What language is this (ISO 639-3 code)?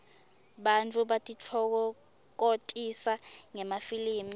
ssw